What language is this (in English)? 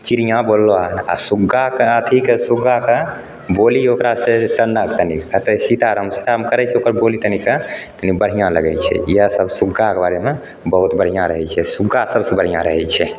Maithili